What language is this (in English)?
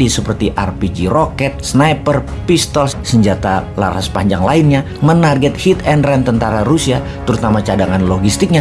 Indonesian